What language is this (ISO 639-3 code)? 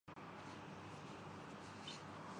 urd